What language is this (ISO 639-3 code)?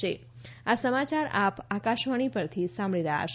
guj